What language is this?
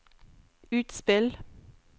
Norwegian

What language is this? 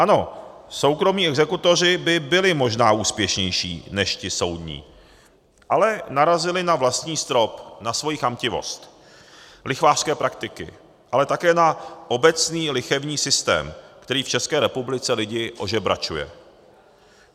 Czech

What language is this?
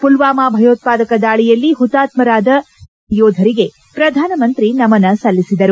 Kannada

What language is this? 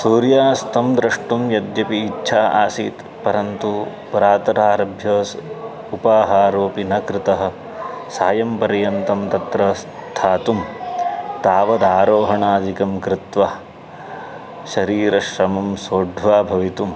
Sanskrit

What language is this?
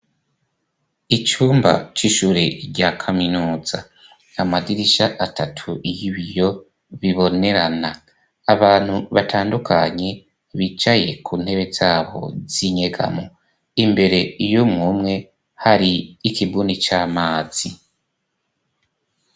Rundi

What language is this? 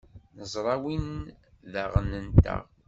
Kabyle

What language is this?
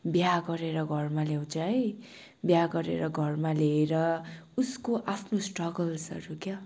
Nepali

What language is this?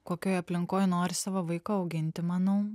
Lithuanian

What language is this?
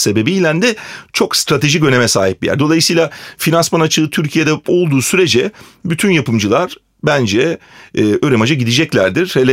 Turkish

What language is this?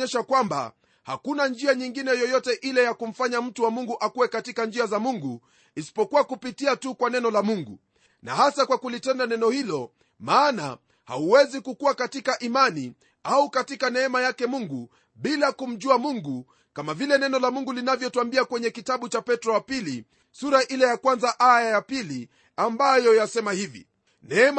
Swahili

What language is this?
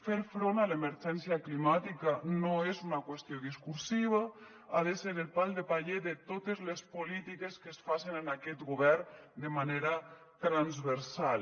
Catalan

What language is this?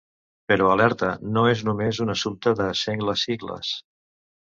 Catalan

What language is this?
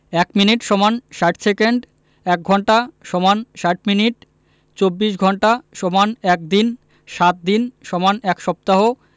Bangla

